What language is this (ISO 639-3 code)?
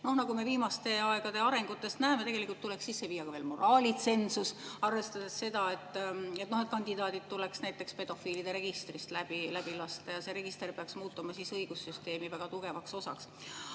est